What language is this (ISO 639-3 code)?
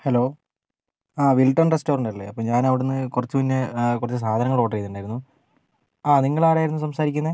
mal